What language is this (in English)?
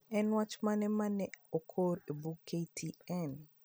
Luo (Kenya and Tanzania)